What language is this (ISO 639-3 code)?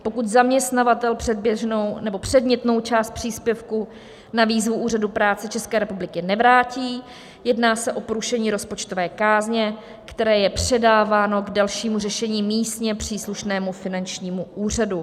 ces